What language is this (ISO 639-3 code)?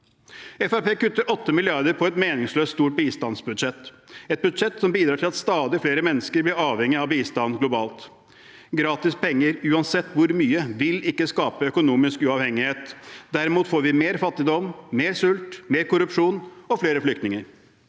nor